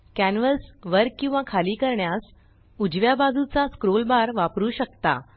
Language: Marathi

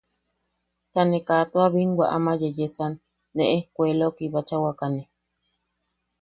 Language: Yaqui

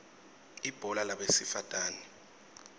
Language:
Swati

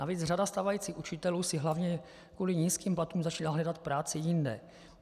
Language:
Czech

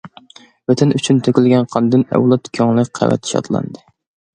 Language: Uyghur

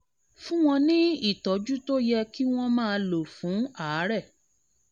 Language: Yoruba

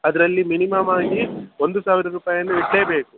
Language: Kannada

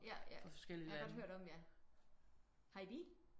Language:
Danish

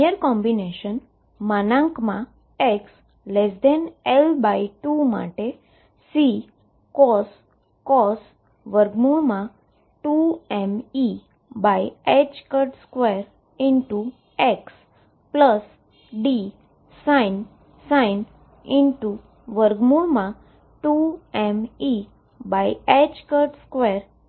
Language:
Gujarati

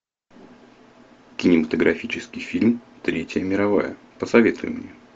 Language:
Russian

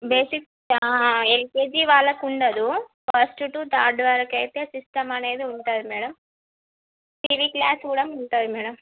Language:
Telugu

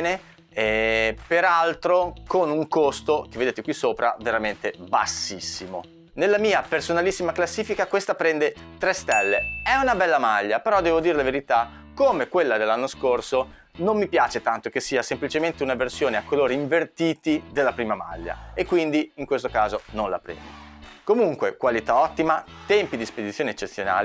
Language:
Italian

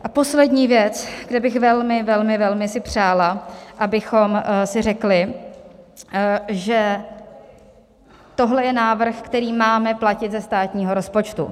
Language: Czech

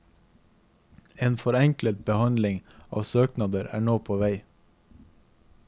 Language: Norwegian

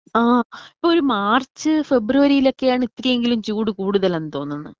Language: Malayalam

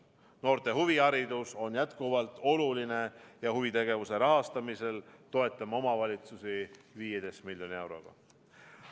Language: Estonian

